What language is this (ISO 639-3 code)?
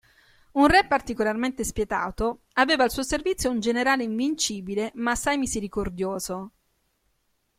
ita